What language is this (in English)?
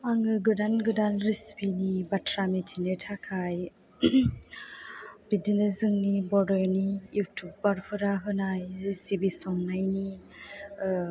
Bodo